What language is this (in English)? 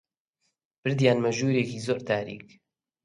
Central Kurdish